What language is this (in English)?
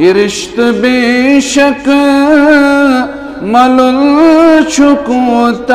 Arabic